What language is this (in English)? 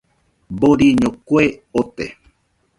Nüpode Huitoto